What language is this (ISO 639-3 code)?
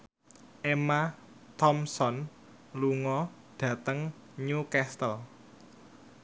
jav